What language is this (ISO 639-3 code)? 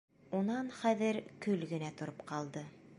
bak